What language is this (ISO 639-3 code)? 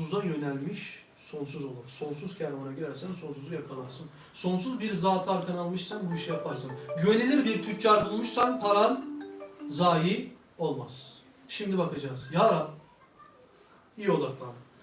tur